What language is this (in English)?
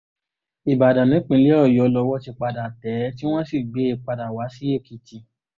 Yoruba